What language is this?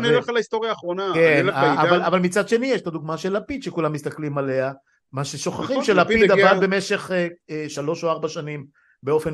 Hebrew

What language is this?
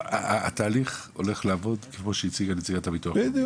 Hebrew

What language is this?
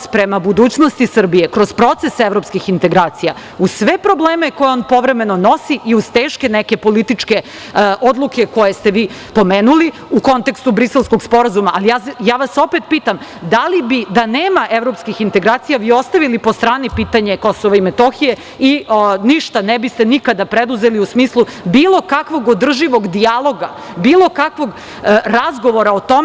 Serbian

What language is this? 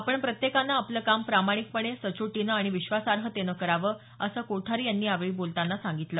Marathi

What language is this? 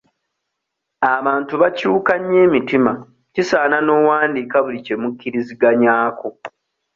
Ganda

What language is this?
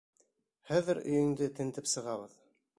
Bashkir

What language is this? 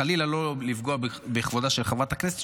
Hebrew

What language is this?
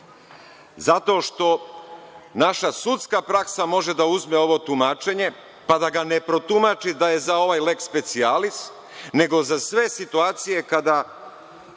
Serbian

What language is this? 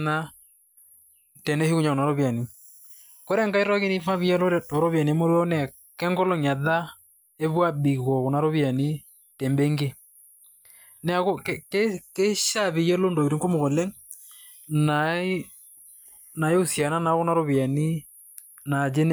Masai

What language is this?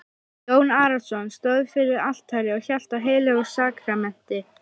Icelandic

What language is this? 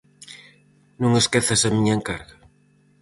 Galician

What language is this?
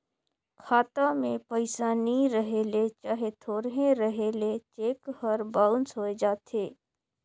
Chhattisgarhi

